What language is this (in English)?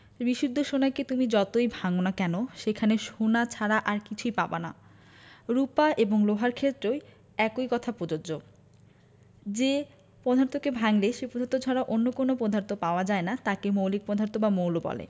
Bangla